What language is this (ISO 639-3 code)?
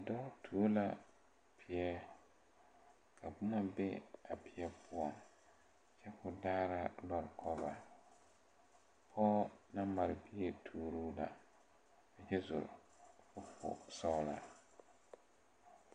dga